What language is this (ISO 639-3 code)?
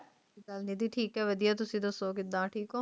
pan